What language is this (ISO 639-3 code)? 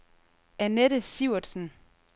dan